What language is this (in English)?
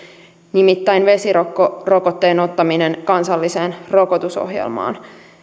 Finnish